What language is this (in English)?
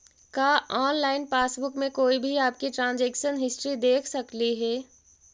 Magahi